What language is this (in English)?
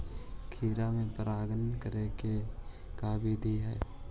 Magahi